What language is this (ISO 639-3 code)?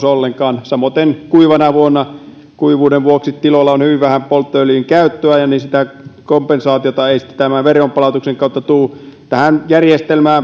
fin